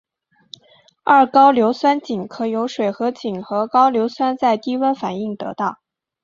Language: Chinese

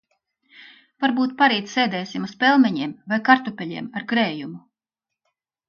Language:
Latvian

